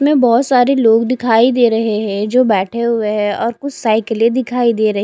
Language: Hindi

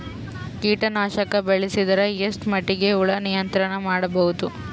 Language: Kannada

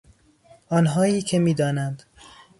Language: Persian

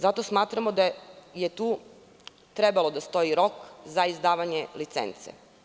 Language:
Serbian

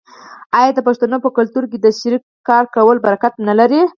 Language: Pashto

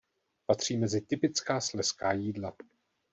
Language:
Czech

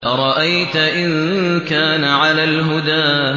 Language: Arabic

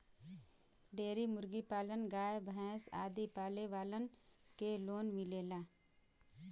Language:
Bhojpuri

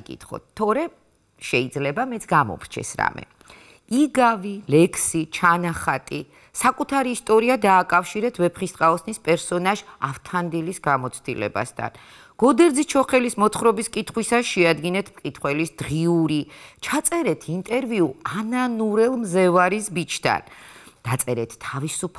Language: Romanian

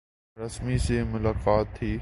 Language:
Urdu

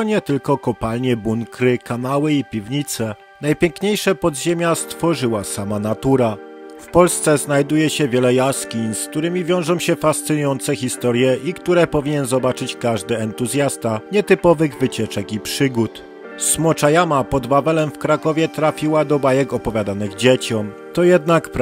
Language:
Polish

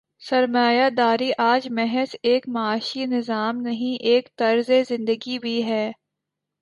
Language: Urdu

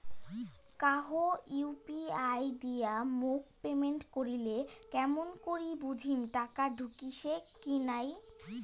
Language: Bangla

